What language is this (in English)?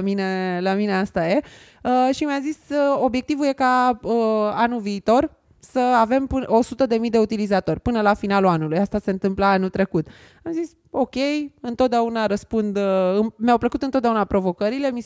Romanian